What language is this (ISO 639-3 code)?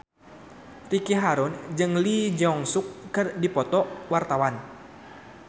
sun